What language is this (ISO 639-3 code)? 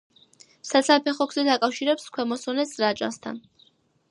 kat